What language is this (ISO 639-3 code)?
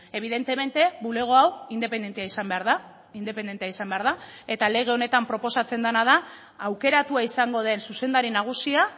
eus